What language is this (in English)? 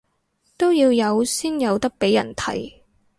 Cantonese